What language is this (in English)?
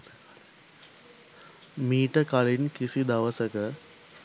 Sinhala